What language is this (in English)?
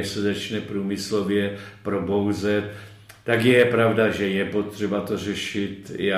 Czech